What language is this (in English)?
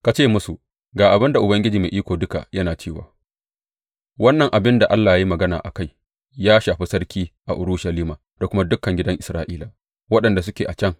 Hausa